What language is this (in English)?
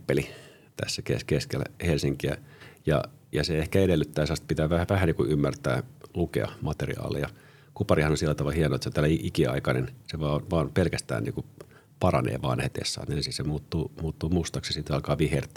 Finnish